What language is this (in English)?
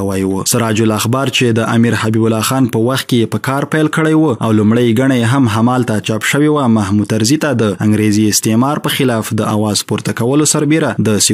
Persian